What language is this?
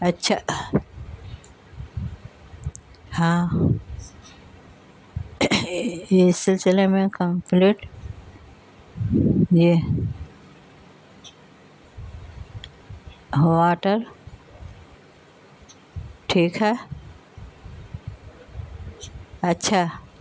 Urdu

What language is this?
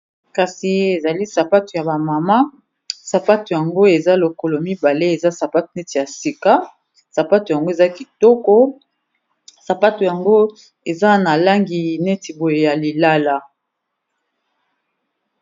Lingala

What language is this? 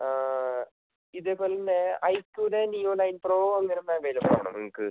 Malayalam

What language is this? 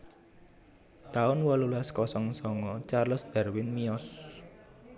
Javanese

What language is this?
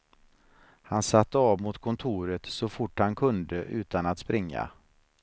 Swedish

